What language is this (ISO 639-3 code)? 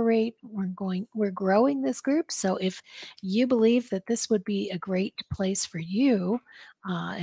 eng